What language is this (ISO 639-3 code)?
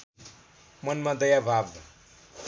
nep